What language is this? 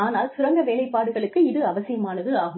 Tamil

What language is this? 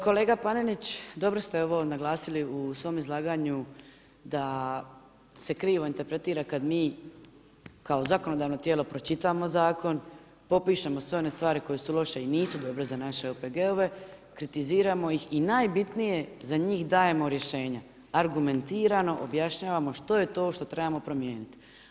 Croatian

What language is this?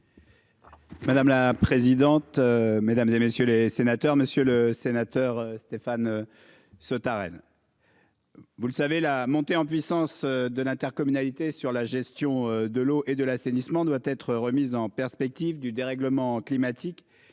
French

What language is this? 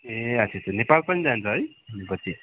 Nepali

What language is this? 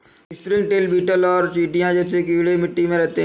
Hindi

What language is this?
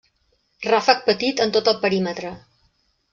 Catalan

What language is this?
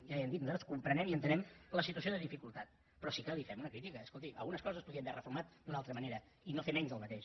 Catalan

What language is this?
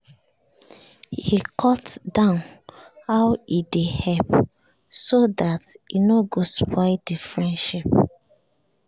Nigerian Pidgin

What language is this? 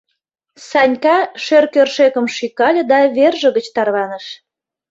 Mari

